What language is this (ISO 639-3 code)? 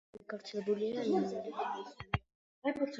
kat